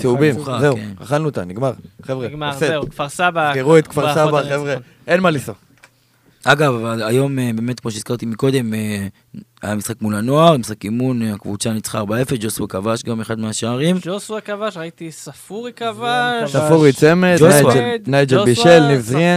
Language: Hebrew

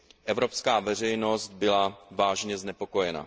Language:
Czech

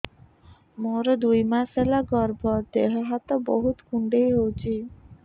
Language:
Odia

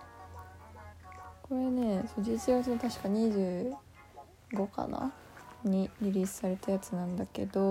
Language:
Japanese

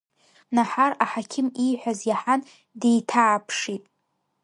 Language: Abkhazian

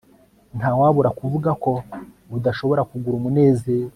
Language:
Kinyarwanda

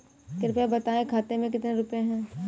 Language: Hindi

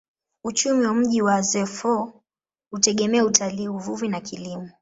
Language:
Swahili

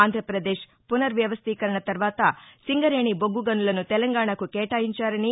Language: Telugu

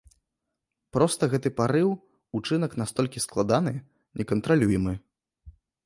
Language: Belarusian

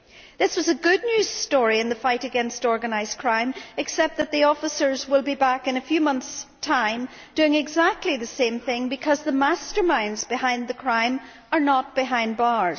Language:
English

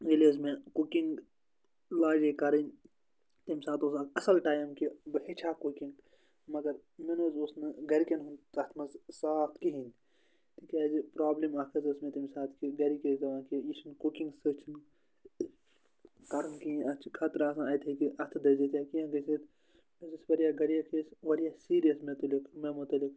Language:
Kashmiri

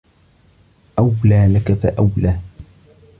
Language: Arabic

